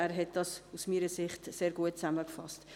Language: Swiss German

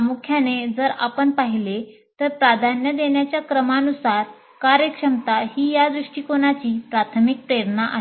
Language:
Marathi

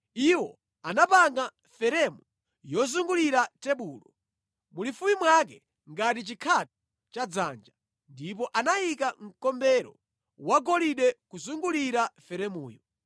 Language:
Nyanja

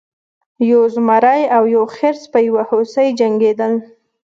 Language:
Pashto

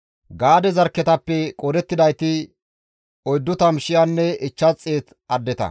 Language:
Gamo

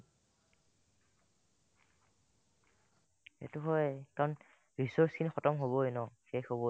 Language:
Assamese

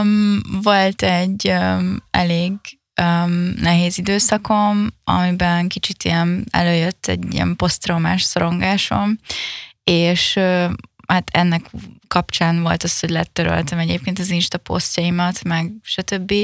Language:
Hungarian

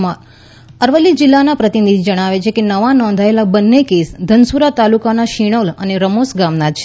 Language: Gujarati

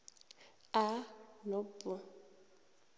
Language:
South Ndebele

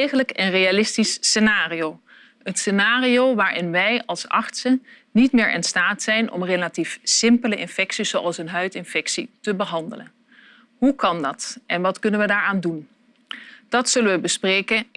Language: Dutch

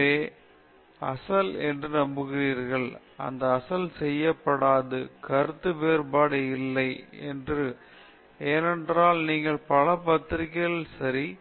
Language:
Tamil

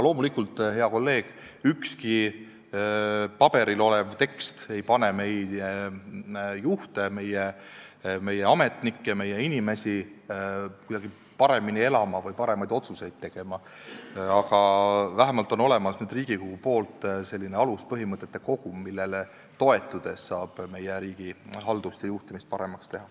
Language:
Estonian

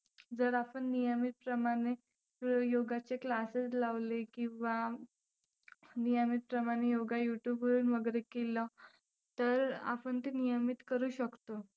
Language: Marathi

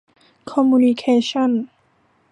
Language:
Thai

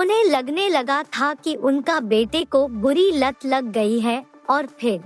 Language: Hindi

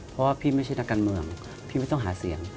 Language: Thai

